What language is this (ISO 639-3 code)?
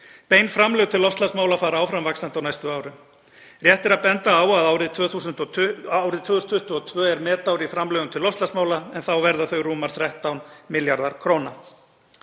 isl